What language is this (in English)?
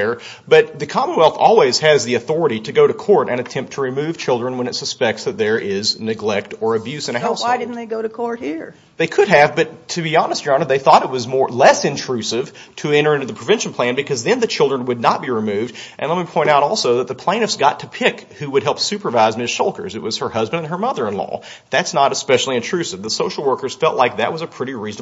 English